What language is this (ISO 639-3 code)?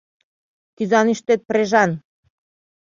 chm